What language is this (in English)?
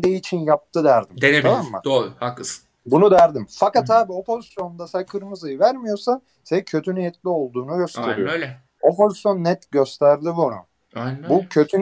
Turkish